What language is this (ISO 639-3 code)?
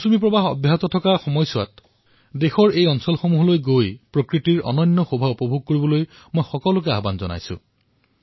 asm